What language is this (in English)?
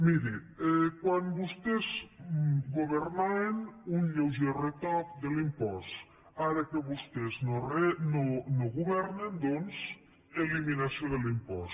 Catalan